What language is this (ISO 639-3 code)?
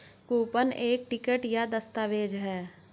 hin